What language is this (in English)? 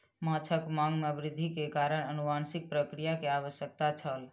Maithili